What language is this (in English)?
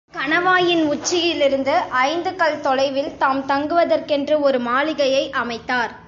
Tamil